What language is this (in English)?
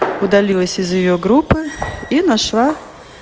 Russian